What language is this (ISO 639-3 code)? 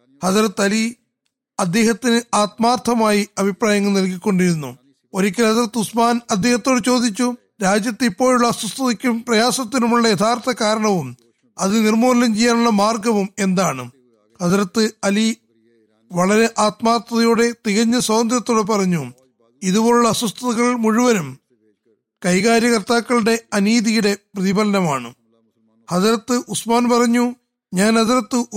mal